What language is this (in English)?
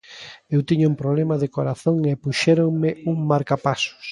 Galician